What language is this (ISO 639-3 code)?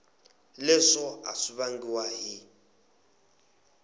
tso